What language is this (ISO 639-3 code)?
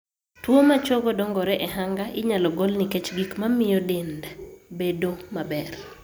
luo